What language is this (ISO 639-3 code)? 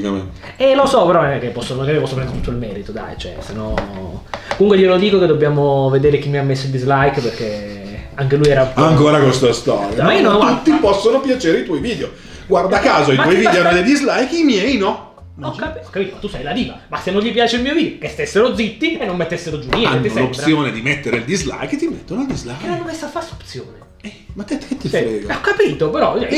ita